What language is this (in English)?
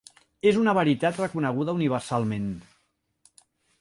Catalan